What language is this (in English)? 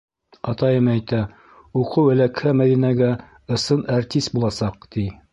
Bashkir